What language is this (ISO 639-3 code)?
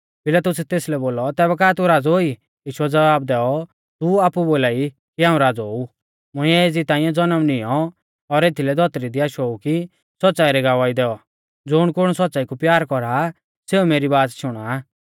bfz